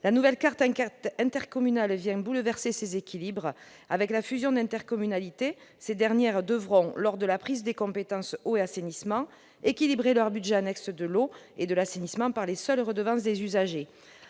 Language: French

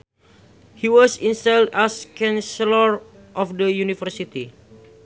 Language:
Sundanese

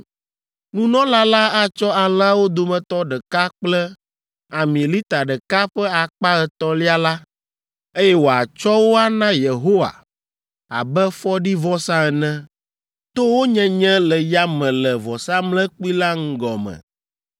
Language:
Ewe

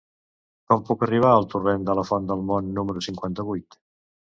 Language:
Catalan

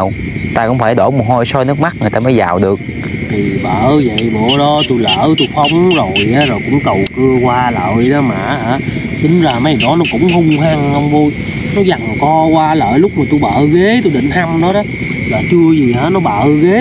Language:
Vietnamese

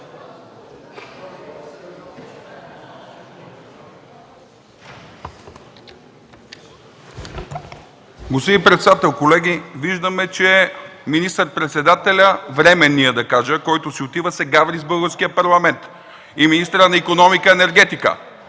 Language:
Bulgarian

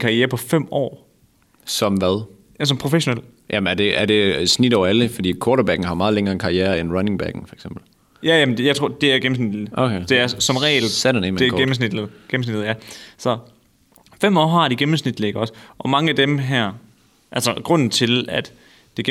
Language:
Danish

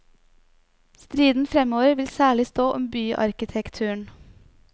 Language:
Norwegian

